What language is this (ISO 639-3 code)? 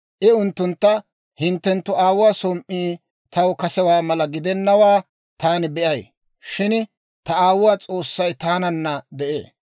dwr